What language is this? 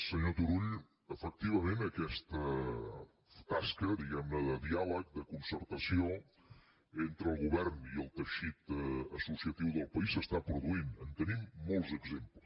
Catalan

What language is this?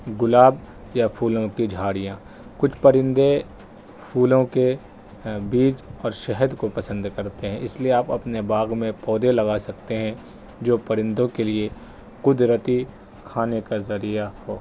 Urdu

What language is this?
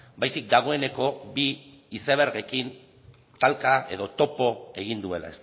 Basque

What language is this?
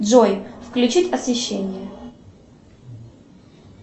Russian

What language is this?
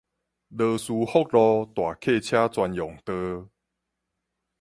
Min Nan Chinese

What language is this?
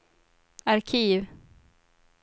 Swedish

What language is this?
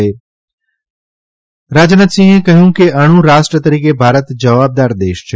Gujarati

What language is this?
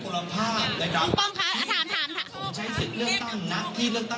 Thai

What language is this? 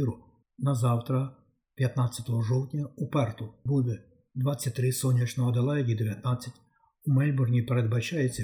Ukrainian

